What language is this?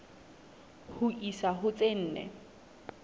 Southern Sotho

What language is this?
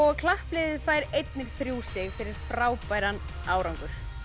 Icelandic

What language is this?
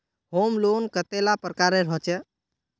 Magahi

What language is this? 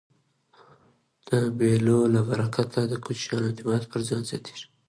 Pashto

